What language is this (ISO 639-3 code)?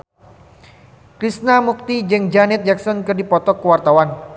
sun